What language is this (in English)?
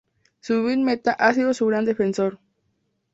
Spanish